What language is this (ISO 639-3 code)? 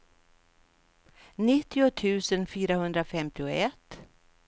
swe